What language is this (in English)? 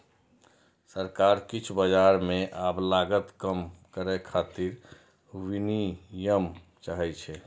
Maithili